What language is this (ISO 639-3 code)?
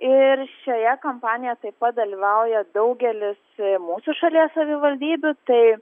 lit